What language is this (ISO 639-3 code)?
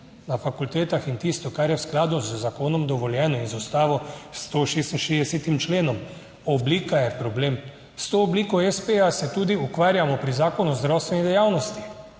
slv